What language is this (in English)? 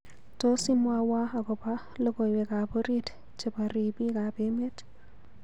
Kalenjin